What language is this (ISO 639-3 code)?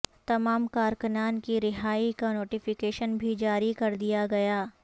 urd